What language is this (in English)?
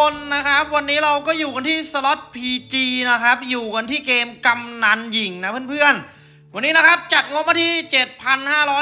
Thai